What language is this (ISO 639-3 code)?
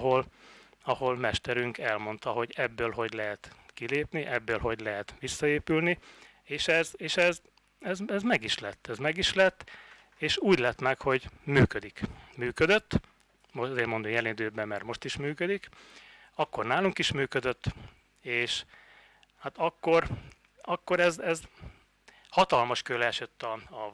hun